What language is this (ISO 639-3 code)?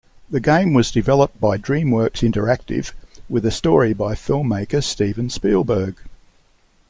eng